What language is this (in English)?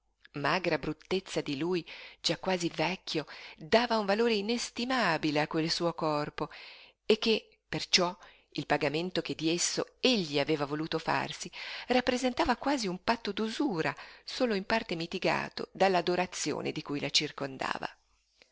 Italian